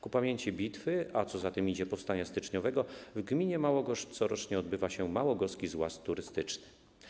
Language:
Polish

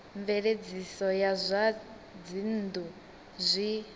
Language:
Venda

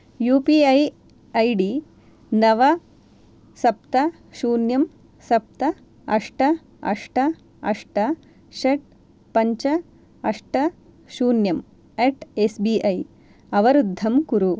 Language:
Sanskrit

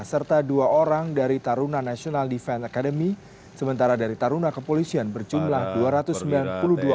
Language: Indonesian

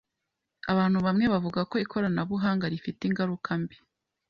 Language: Kinyarwanda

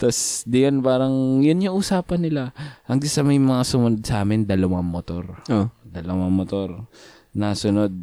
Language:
Filipino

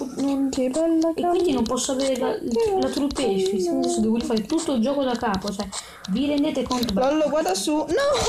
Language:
Italian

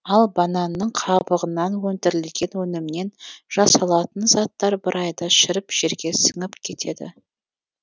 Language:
Kazakh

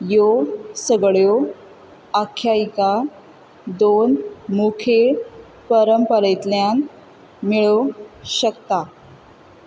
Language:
Konkani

